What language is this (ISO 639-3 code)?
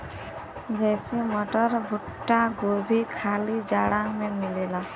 bho